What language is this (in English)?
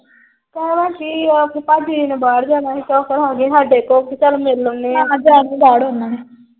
Punjabi